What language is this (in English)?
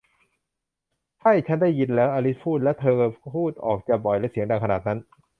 Thai